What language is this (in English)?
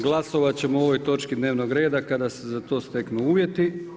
Croatian